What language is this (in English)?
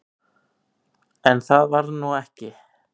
Icelandic